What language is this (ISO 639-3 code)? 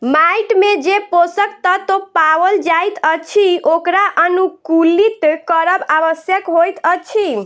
mai